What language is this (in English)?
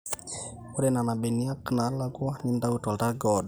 Masai